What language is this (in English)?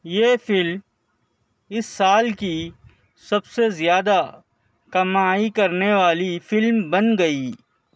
Urdu